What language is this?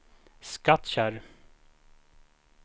Swedish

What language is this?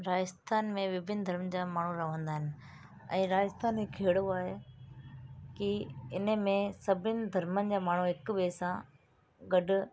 Sindhi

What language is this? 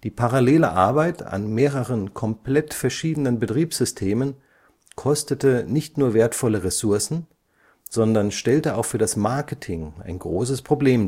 German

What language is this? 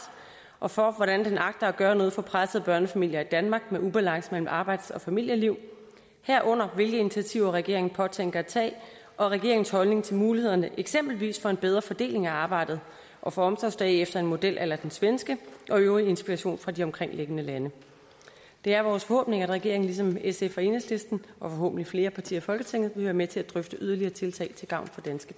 Danish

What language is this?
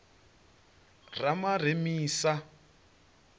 Venda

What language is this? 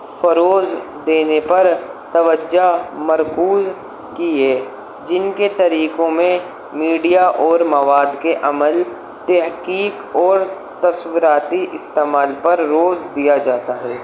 Urdu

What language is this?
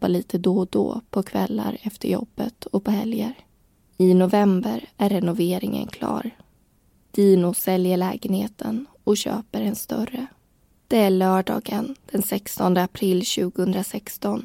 Swedish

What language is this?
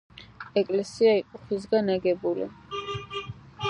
Georgian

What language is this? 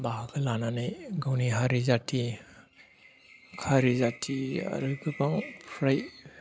Bodo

